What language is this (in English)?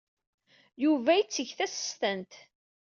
Kabyle